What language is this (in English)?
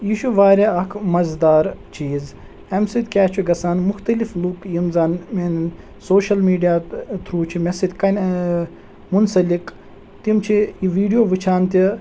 Kashmiri